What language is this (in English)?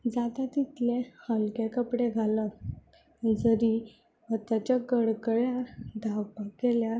Konkani